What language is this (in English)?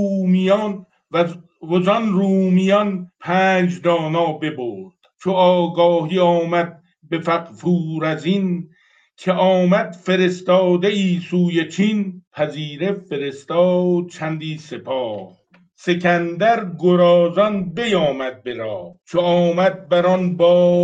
Persian